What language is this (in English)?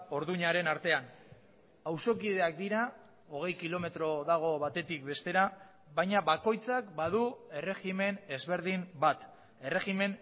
Basque